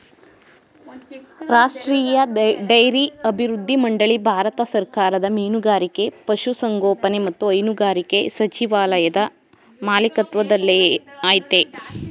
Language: Kannada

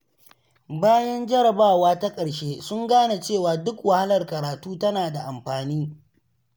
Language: Hausa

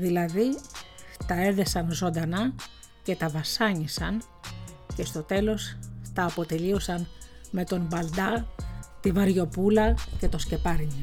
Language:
Greek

